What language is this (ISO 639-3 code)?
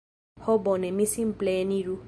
epo